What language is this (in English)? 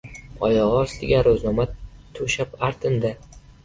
Uzbek